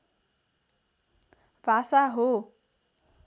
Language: Nepali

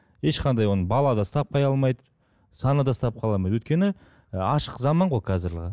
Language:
Kazakh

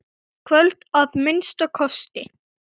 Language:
Icelandic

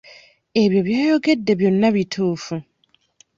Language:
Ganda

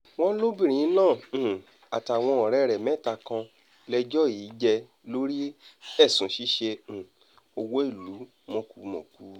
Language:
Yoruba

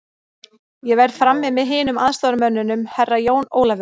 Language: Icelandic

